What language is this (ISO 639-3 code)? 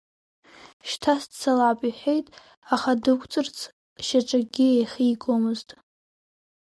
abk